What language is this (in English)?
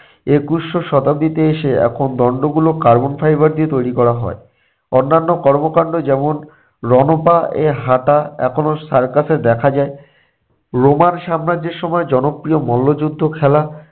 Bangla